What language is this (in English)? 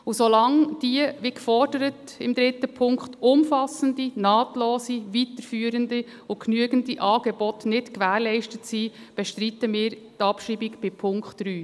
Swiss German